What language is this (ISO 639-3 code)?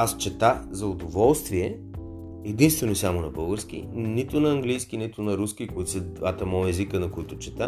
bul